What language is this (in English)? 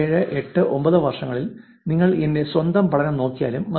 Malayalam